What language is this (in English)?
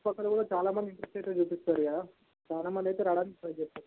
Telugu